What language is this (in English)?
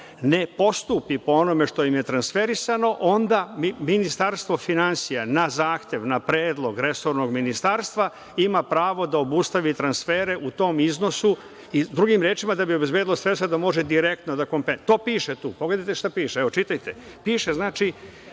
Serbian